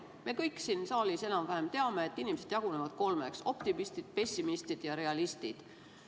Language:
Estonian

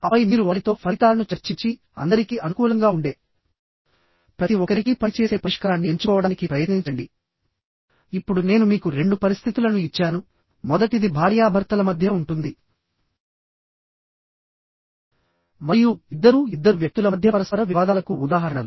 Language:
Telugu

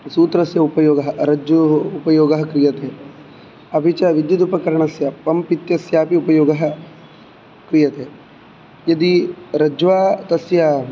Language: Sanskrit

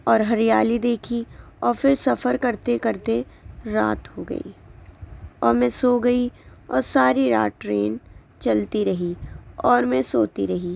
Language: Urdu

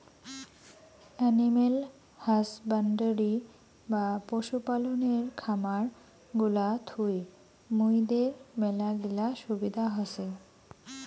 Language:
Bangla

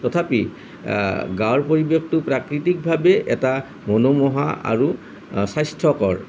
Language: Assamese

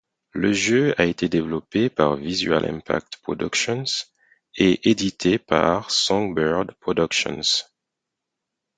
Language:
French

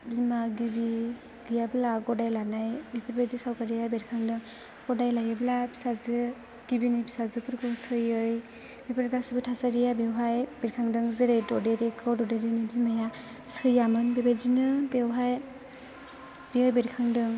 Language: Bodo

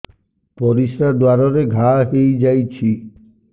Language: Odia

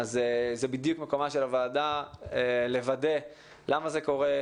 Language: Hebrew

